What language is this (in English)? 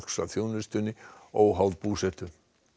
Icelandic